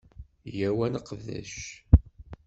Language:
Kabyle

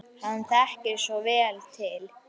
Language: Icelandic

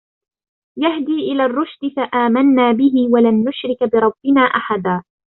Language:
Arabic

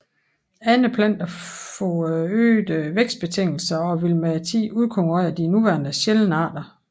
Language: Danish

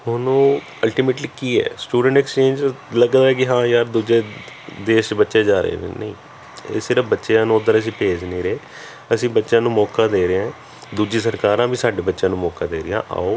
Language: Punjabi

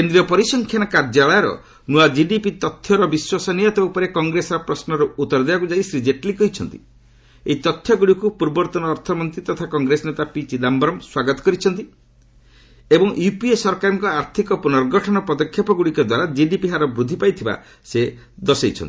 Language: Odia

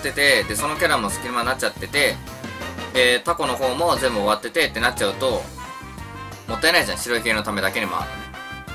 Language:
Japanese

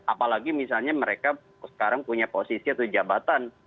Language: Indonesian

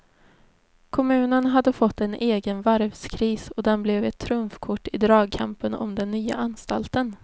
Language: Swedish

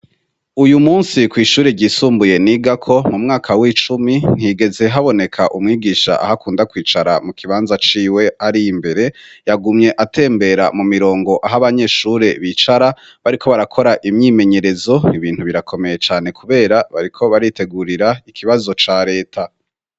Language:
Rundi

